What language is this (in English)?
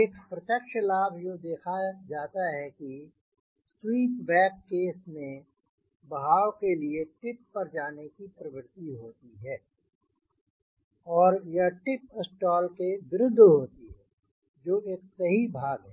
Hindi